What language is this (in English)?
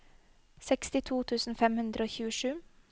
Norwegian